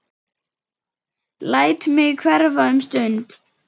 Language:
Icelandic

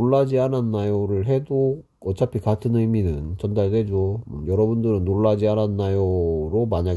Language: Korean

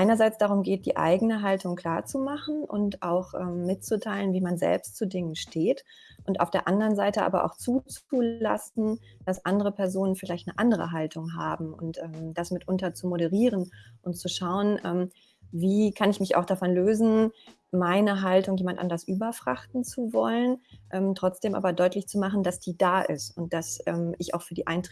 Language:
German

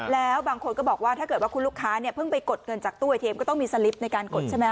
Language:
Thai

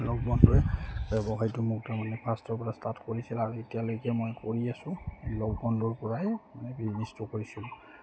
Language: Assamese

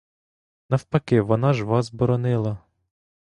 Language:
Ukrainian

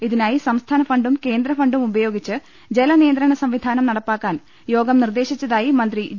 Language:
Malayalam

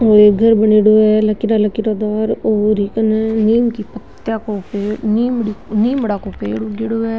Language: Marwari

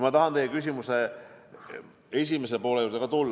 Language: Estonian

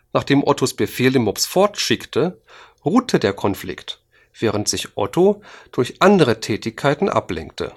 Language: German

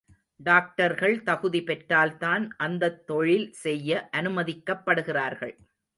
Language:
Tamil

